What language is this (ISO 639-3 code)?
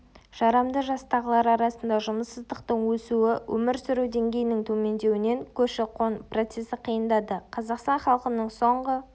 kaz